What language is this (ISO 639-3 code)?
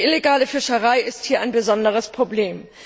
deu